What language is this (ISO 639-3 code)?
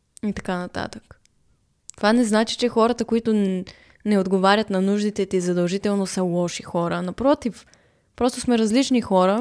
bul